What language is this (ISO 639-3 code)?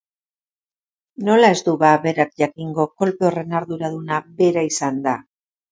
eus